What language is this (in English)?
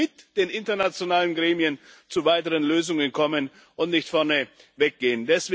German